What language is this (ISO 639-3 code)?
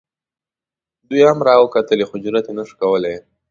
pus